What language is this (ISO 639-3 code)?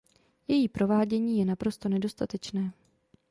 ces